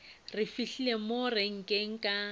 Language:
Northern Sotho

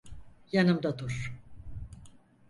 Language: Turkish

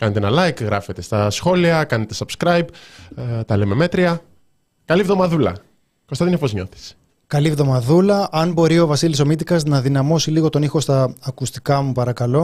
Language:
Greek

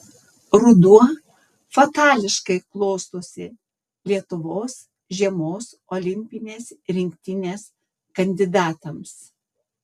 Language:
Lithuanian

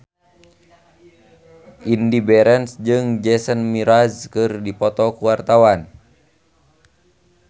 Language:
Sundanese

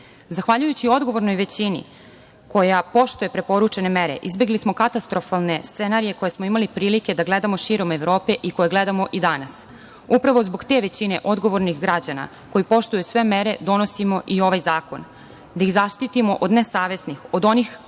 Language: Serbian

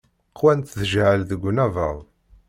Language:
Kabyle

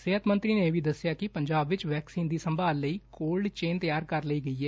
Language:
Punjabi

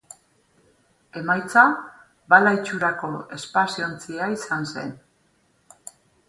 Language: Basque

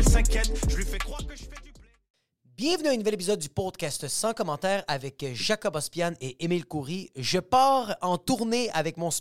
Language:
French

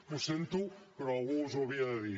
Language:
Catalan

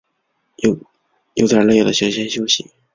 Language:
Chinese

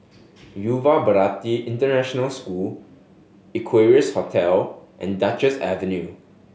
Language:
English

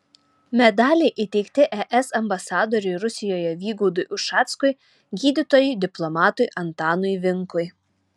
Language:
Lithuanian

